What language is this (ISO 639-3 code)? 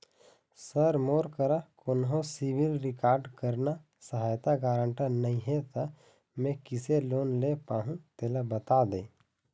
hne